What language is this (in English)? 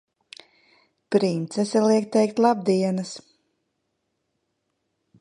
Latvian